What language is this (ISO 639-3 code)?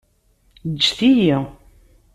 kab